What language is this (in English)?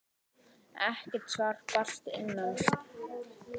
Icelandic